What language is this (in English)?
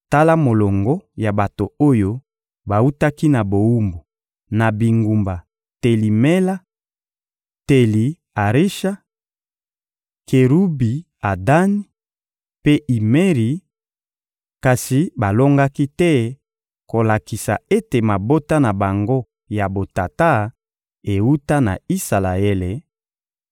Lingala